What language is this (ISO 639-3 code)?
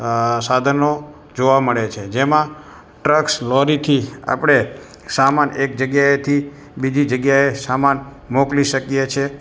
guj